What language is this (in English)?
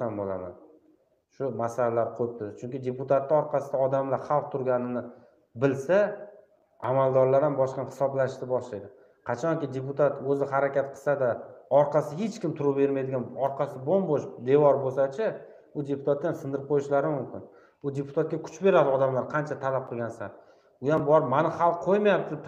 Turkish